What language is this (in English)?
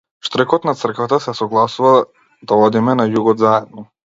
Macedonian